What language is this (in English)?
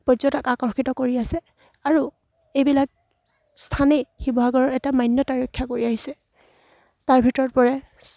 Assamese